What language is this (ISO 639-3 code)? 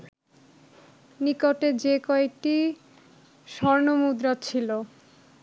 ben